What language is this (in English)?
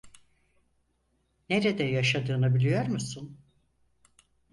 Turkish